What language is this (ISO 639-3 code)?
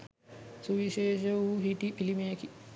sin